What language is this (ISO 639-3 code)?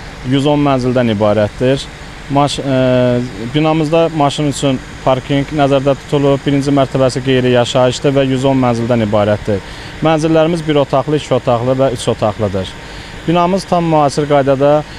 tur